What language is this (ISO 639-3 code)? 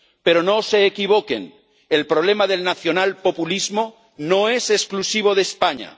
spa